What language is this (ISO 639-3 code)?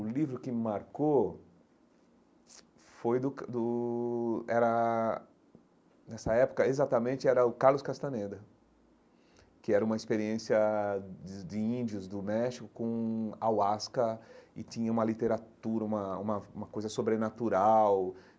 por